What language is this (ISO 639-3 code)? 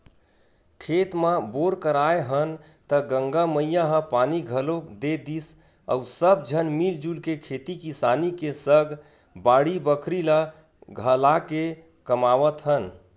hne